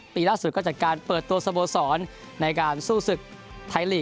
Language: Thai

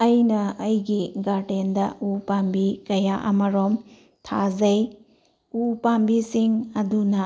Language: Manipuri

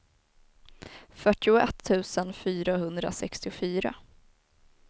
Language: Swedish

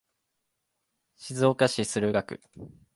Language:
Japanese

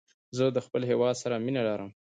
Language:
Pashto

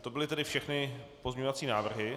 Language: Czech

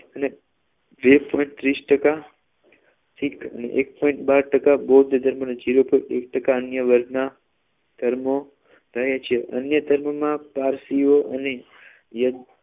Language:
Gujarati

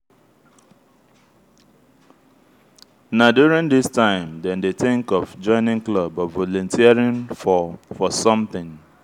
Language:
Nigerian Pidgin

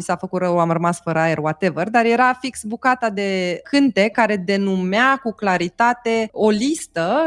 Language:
Romanian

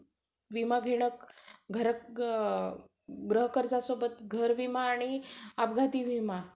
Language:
Marathi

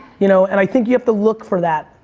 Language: English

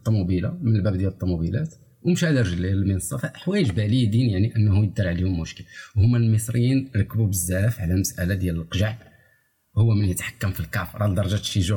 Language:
Arabic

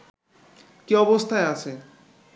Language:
Bangla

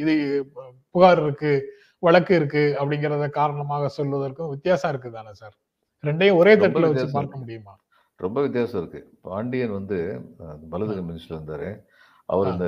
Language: Tamil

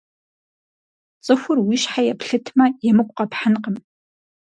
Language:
Kabardian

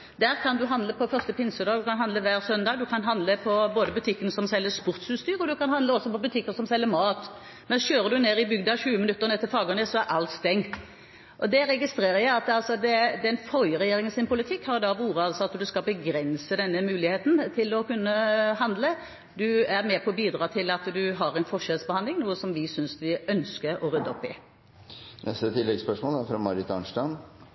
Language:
Norwegian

